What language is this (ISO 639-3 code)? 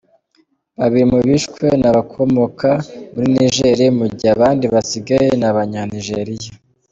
kin